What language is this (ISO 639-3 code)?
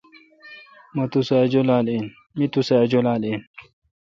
xka